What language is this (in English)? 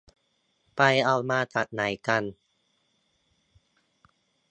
Thai